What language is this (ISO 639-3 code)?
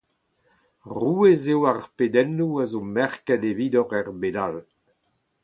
bre